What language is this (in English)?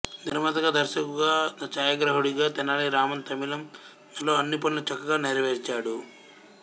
Telugu